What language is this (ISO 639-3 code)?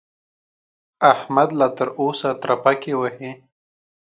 pus